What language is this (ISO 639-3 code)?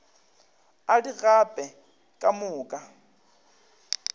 nso